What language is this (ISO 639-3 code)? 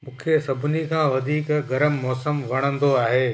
snd